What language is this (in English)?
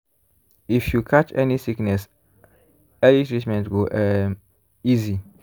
Nigerian Pidgin